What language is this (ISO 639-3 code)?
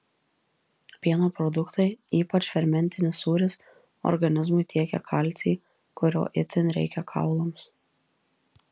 lit